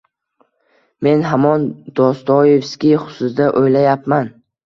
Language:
Uzbek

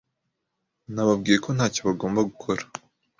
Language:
Kinyarwanda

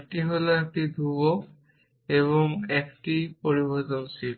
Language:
Bangla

